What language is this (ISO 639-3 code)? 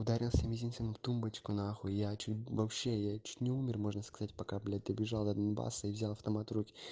rus